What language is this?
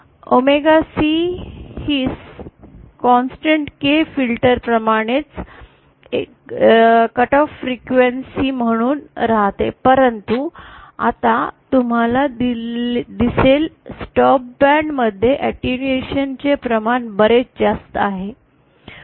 Marathi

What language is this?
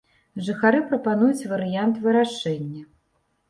Belarusian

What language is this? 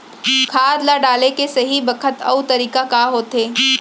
Chhattisgarhi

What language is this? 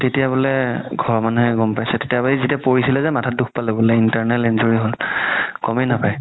Assamese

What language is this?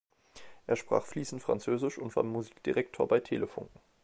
German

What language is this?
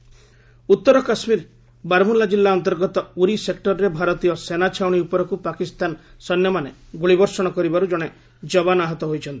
Odia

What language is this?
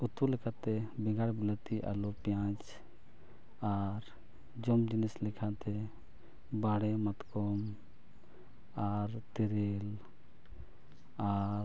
Santali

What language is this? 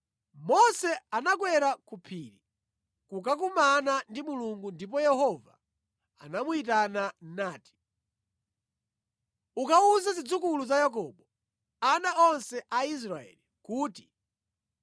Nyanja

